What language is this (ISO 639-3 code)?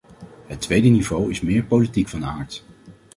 nld